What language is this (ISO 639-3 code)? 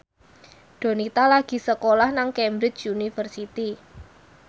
jav